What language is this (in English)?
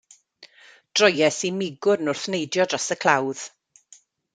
Welsh